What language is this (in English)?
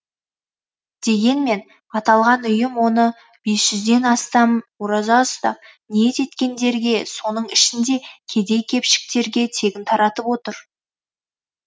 Kazakh